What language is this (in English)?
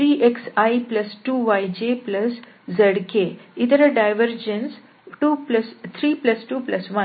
Kannada